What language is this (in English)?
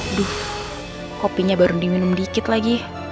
Indonesian